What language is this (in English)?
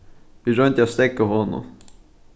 Faroese